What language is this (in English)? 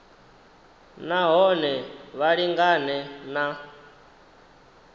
Venda